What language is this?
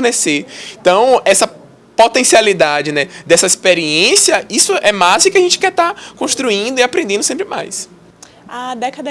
Portuguese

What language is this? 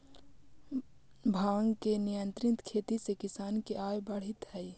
Magahi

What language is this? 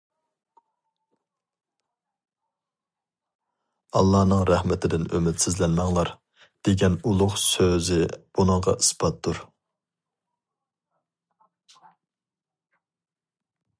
Uyghur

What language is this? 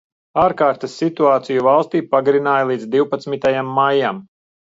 Latvian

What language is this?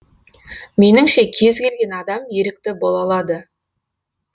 Kazakh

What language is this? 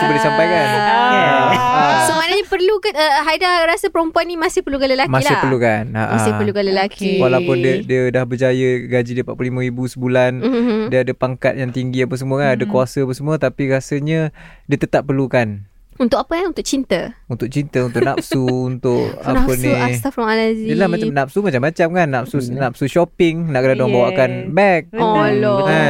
Malay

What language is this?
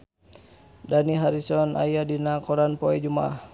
Sundanese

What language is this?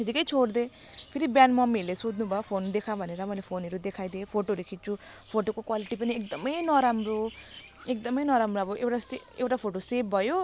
Nepali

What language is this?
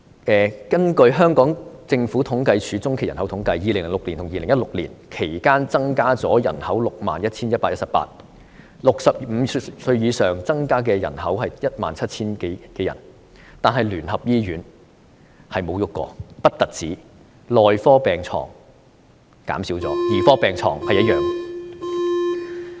Cantonese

